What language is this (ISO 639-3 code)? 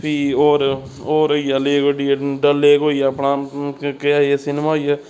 doi